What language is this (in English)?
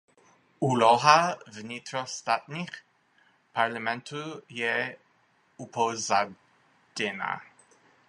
Czech